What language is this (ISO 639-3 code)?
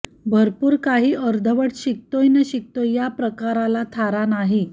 mar